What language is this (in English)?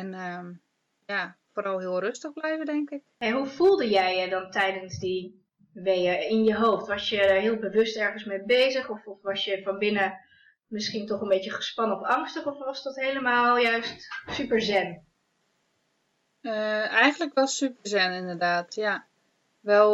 Dutch